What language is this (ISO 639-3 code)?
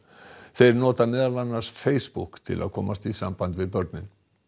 isl